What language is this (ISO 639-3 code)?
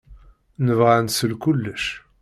kab